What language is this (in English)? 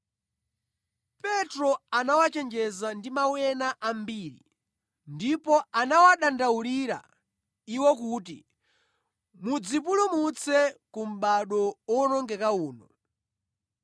Nyanja